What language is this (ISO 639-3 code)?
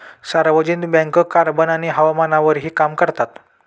mar